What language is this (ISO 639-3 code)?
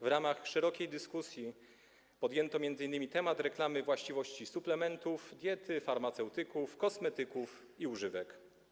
pol